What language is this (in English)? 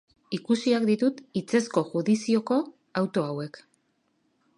Basque